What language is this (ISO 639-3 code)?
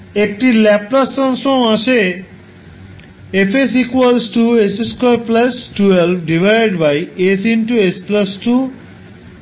ben